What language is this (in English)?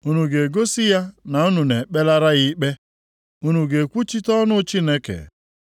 Igbo